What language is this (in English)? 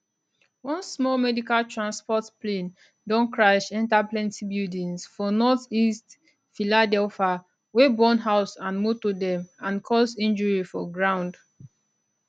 Nigerian Pidgin